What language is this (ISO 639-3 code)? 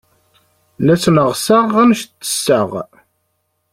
kab